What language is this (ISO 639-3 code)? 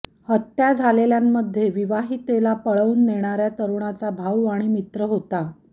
mar